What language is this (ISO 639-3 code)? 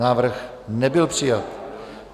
ces